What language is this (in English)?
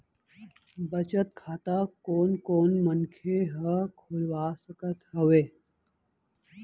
Chhattisgarhi